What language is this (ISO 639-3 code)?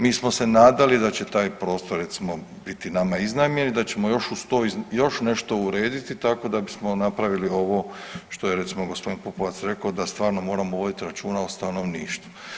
hrv